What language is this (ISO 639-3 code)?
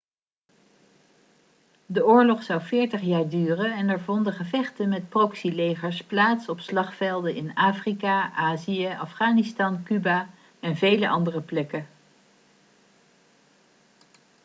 nld